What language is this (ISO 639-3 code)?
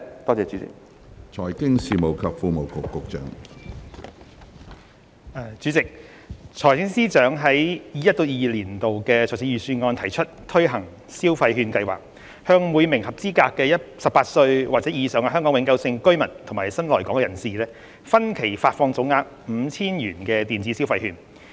yue